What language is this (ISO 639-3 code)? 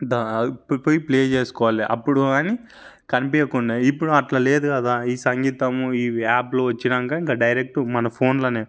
tel